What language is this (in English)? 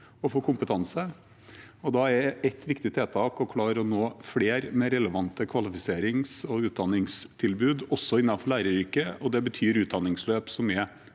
Norwegian